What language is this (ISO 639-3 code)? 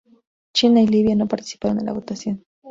spa